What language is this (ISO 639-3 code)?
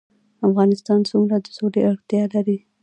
pus